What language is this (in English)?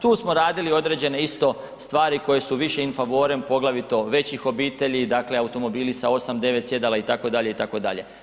Croatian